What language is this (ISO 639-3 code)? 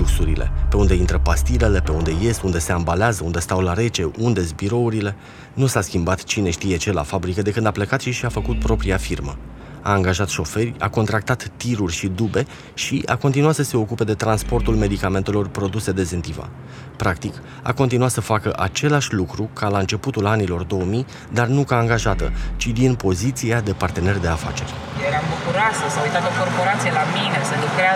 ron